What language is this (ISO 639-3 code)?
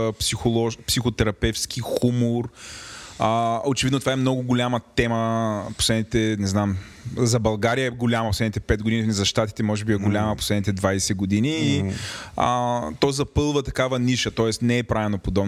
bul